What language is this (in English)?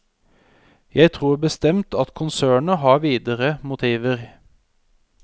Norwegian